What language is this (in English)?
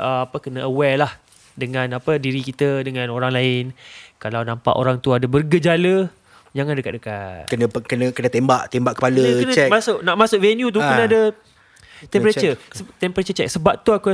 Malay